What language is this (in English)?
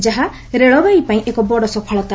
Odia